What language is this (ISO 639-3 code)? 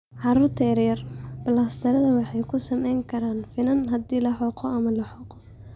som